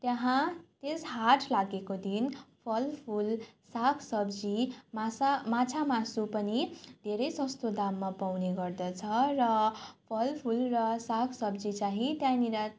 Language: Nepali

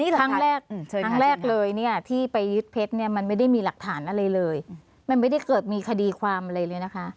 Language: Thai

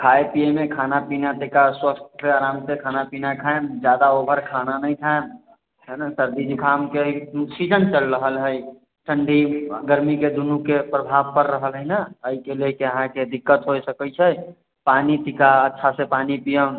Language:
Maithili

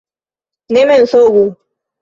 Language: Esperanto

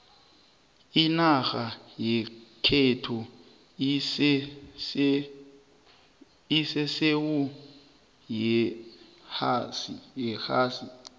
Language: South Ndebele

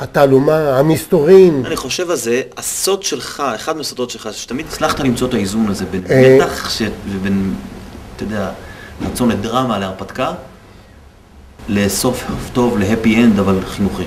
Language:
Hebrew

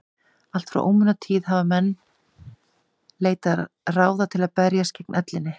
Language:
Icelandic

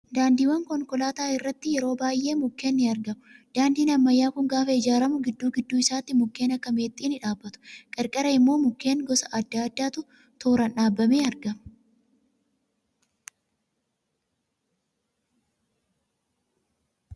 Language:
Oromo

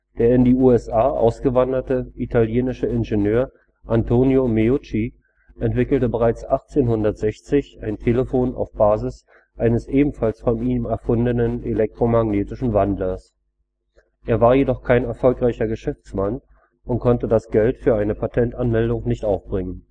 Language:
German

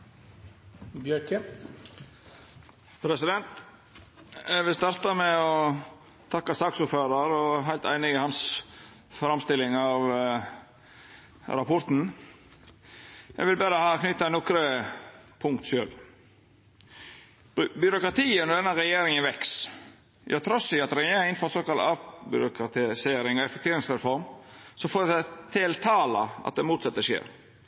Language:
Norwegian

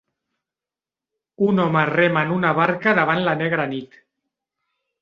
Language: Catalan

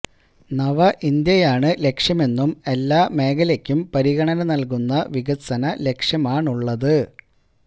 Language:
Malayalam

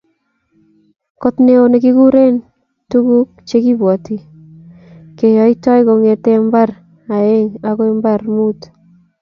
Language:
Kalenjin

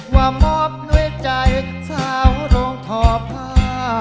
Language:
Thai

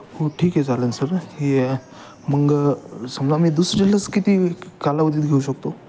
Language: Marathi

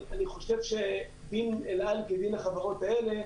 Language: Hebrew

